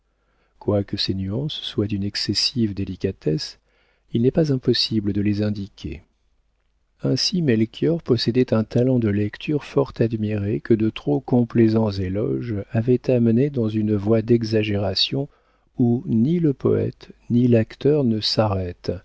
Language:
French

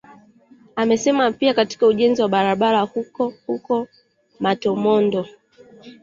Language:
Swahili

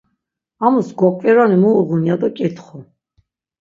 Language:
Laz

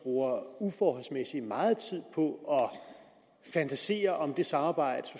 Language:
Danish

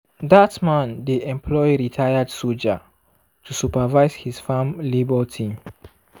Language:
Nigerian Pidgin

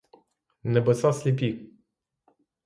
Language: Ukrainian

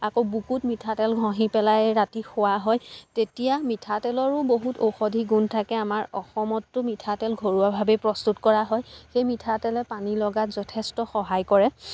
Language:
Assamese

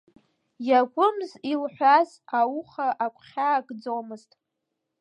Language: Abkhazian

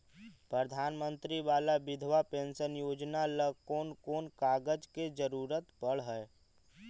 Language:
Magahi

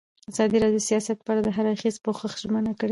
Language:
Pashto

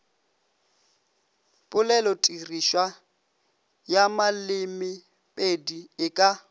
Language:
Northern Sotho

